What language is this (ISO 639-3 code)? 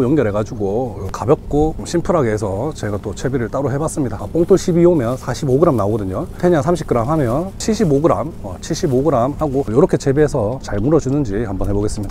kor